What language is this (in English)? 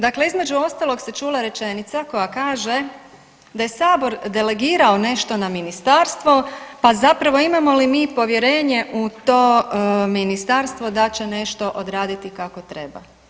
Croatian